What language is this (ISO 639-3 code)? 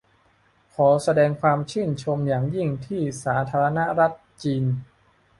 tha